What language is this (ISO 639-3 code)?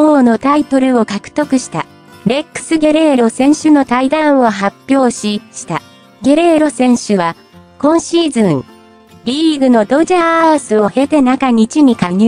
jpn